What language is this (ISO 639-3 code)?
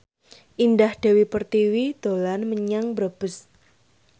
jav